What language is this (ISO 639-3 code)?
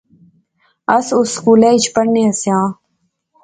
phr